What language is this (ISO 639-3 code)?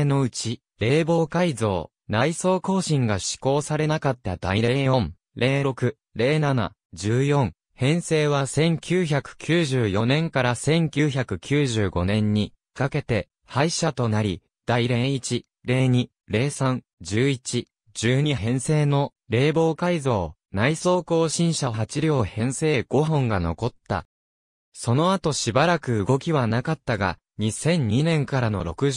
jpn